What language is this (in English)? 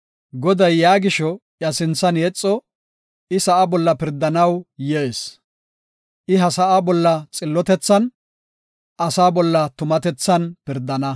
Gofa